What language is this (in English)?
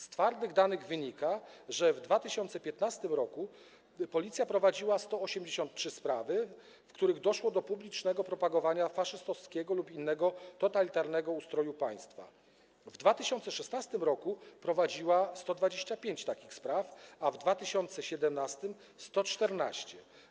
Polish